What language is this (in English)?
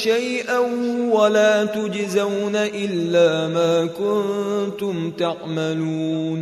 Arabic